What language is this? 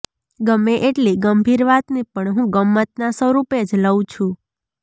Gujarati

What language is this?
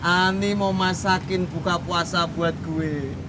Indonesian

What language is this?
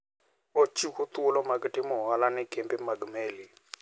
Luo (Kenya and Tanzania)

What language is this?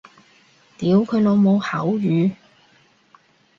Cantonese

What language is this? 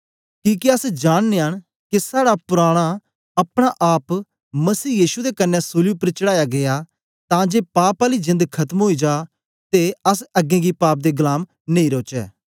Dogri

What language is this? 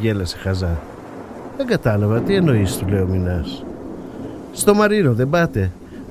Greek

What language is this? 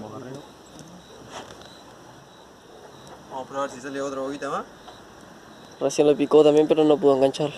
Spanish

